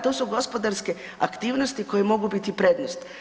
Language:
Croatian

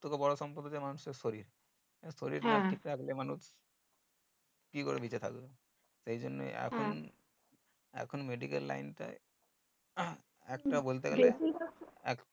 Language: Bangla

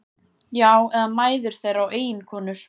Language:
Icelandic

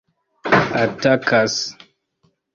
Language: Esperanto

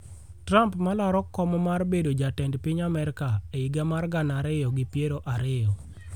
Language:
Luo (Kenya and Tanzania)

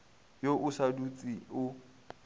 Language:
Northern Sotho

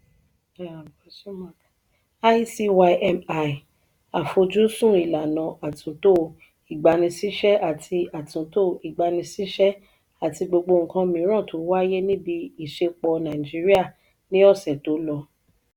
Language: Yoruba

